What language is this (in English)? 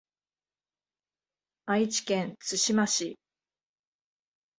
Japanese